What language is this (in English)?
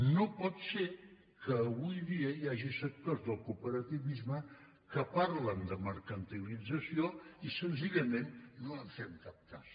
Catalan